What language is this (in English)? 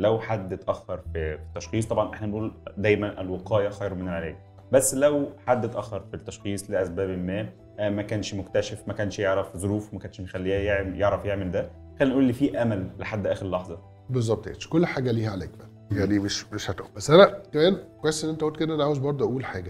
Arabic